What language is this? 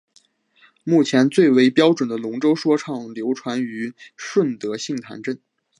Chinese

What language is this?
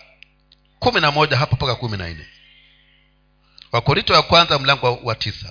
Swahili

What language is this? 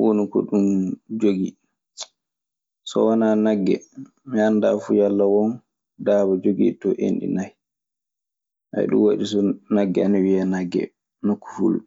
Maasina Fulfulde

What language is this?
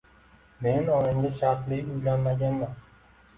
Uzbek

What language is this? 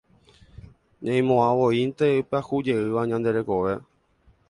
Guarani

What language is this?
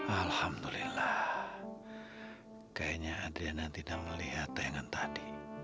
Indonesian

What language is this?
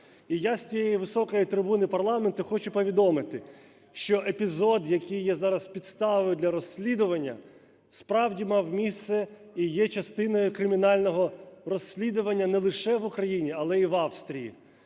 Ukrainian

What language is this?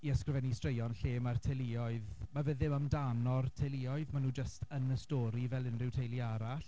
Welsh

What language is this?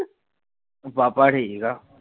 Punjabi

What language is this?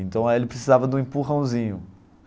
Portuguese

